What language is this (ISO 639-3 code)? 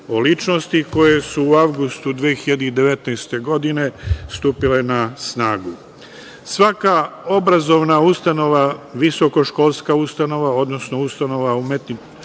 srp